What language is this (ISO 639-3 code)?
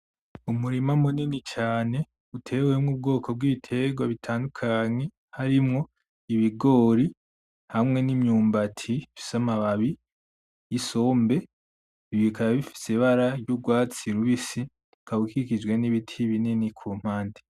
run